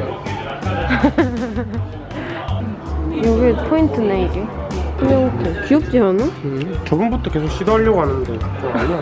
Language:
Korean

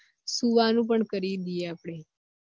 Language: Gujarati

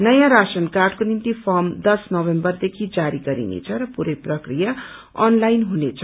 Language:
Nepali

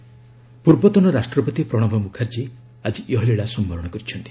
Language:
Odia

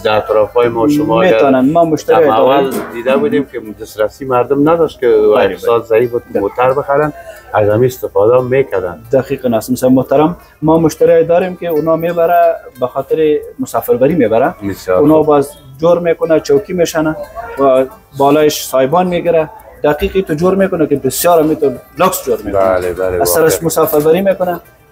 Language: Persian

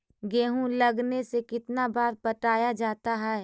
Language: Magahi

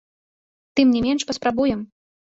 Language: Belarusian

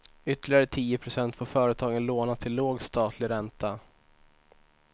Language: Swedish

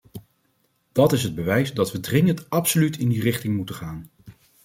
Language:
Dutch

